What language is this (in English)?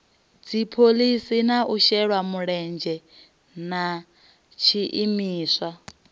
Venda